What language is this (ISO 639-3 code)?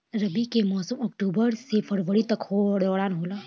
bho